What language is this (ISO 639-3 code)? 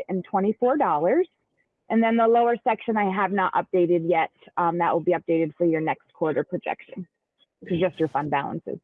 eng